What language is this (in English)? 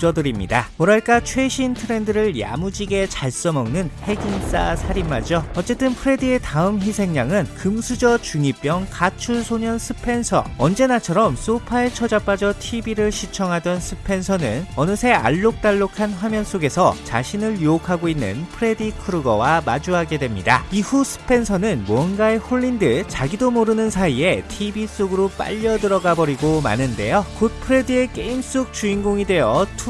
Korean